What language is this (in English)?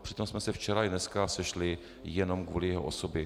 Czech